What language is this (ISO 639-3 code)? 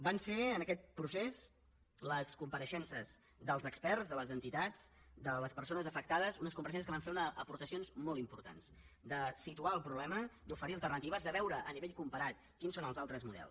cat